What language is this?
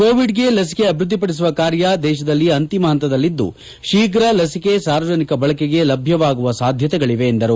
Kannada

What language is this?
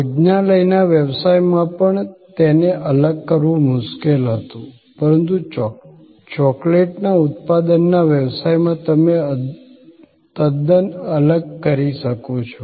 Gujarati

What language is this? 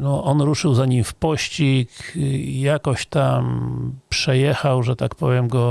Polish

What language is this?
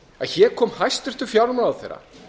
Icelandic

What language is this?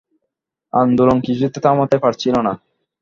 Bangla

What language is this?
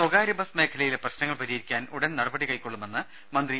Malayalam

